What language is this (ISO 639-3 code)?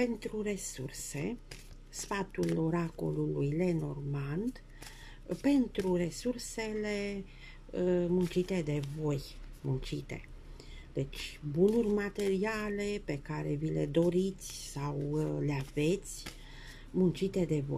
ron